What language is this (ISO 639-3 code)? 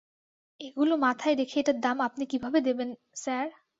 ben